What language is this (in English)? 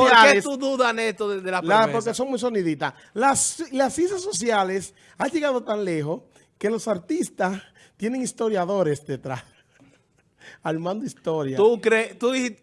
Spanish